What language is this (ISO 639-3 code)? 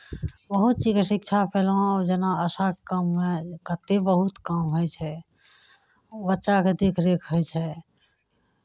mai